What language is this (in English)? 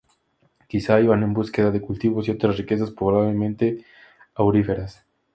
Spanish